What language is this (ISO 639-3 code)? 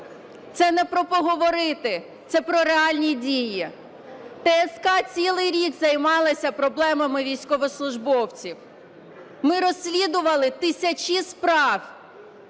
ukr